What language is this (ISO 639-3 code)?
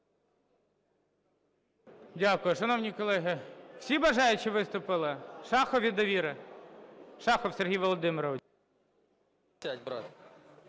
ukr